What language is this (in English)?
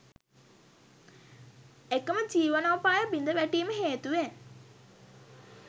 Sinhala